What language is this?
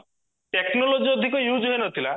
Odia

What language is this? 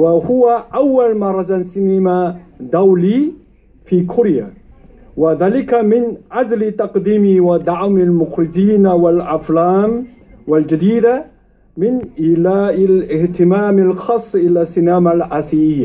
Arabic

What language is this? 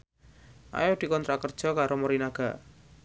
Javanese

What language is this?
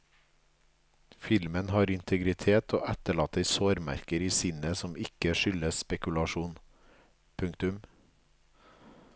Norwegian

